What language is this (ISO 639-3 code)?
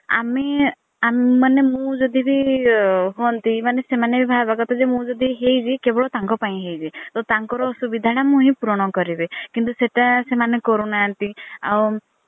ori